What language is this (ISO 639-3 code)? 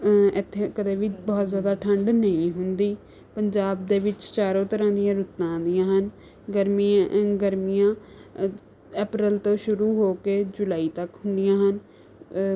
pan